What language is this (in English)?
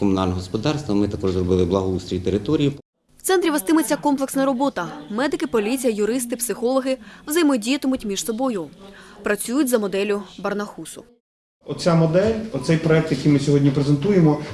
Ukrainian